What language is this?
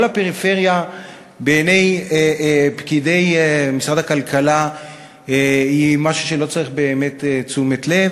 Hebrew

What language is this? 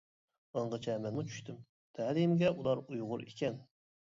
Uyghur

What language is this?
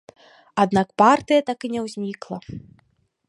Belarusian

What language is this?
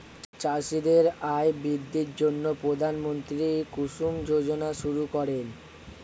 Bangla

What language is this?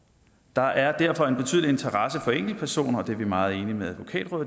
Danish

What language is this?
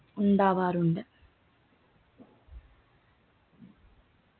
Malayalam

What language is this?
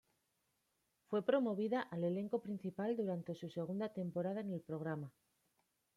Spanish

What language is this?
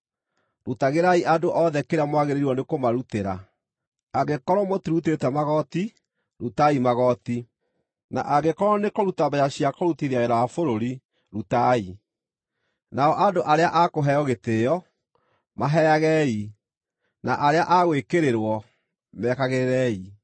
Kikuyu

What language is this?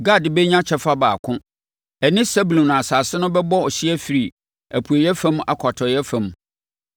Akan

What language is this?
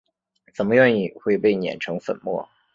Chinese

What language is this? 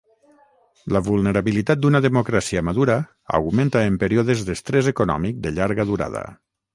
Catalan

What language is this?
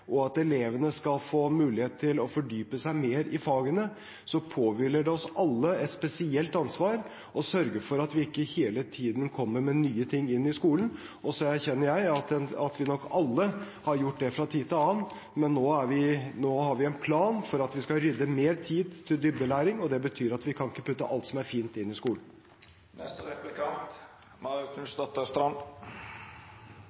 Norwegian Bokmål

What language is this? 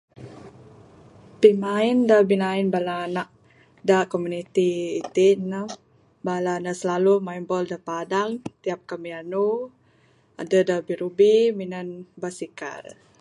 Bukar-Sadung Bidayuh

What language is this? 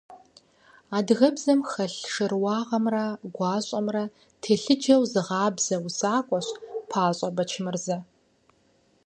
Kabardian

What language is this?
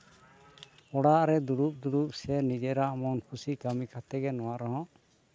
Santali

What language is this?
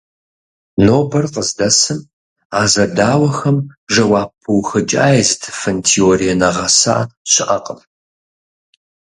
Kabardian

